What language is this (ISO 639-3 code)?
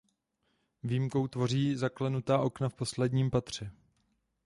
ces